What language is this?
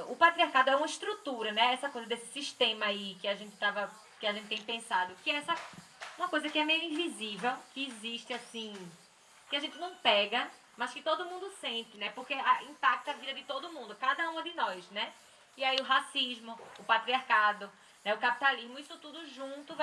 Portuguese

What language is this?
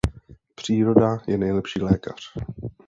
Czech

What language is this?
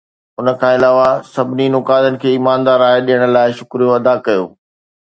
Sindhi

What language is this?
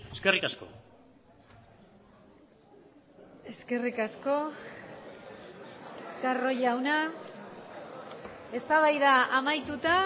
Basque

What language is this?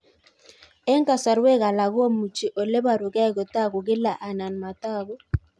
Kalenjin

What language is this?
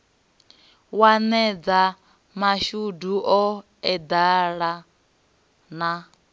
Venda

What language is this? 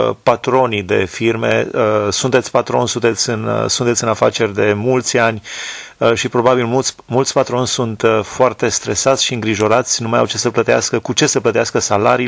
Romanian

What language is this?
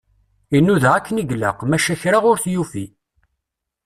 Kabyle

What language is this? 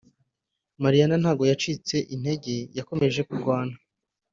Kinyarwanda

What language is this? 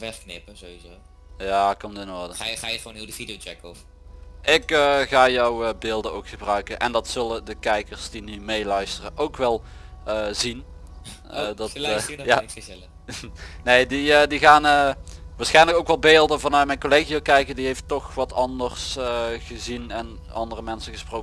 Dutch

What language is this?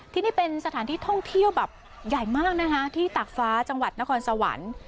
Thai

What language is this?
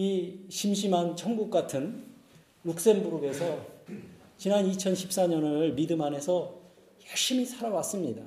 Korean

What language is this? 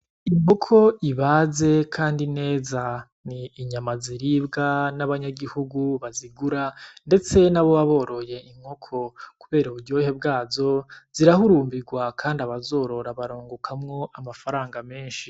Rundi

